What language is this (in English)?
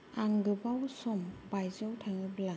Bodo